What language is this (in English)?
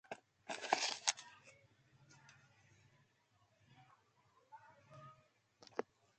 Nigerian Pidgin